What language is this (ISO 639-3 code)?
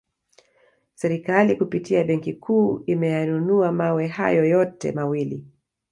swa